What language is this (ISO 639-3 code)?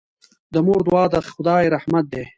pus